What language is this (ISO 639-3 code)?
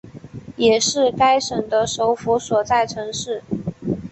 zho